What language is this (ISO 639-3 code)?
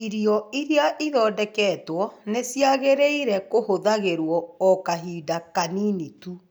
kik